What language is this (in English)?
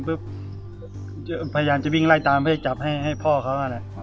Thai